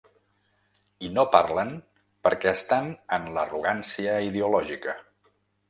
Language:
Catalan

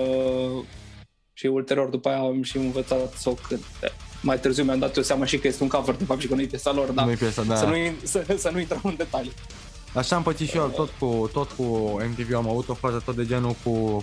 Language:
Romanian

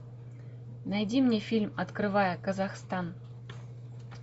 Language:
Russian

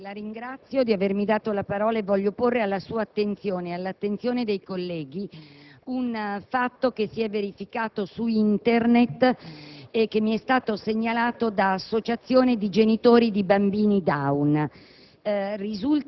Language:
Italian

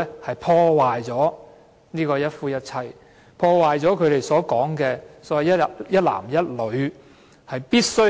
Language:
Cantonese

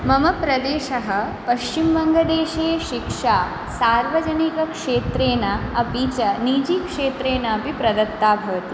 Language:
Sanskrit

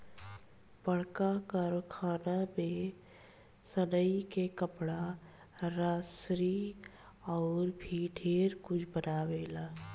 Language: Bhojpuri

